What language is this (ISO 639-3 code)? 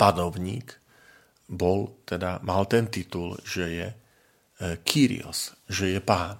slk